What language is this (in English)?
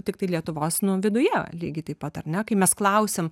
Lithuanian